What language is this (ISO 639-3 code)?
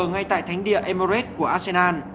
vie